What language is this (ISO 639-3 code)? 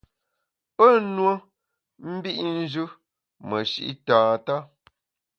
bax